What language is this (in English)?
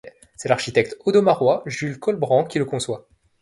French